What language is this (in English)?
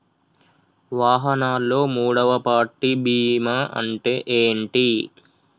Telugu